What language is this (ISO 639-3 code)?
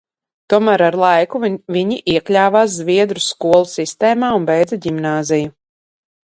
lav